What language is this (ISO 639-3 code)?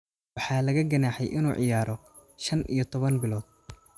som